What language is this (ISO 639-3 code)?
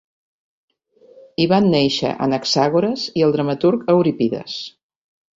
cat